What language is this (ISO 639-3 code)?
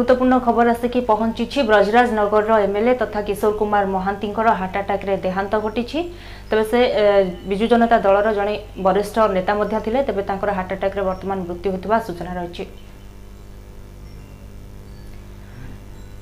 hin